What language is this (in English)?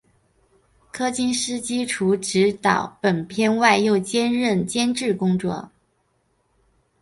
Chinese